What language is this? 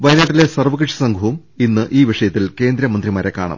Malayalam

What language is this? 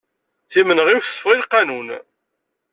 Kabyle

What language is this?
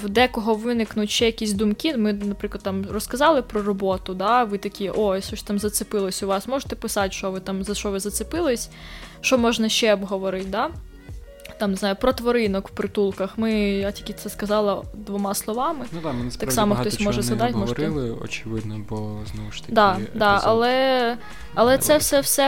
Ukrainian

